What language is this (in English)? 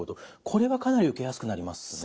Japanese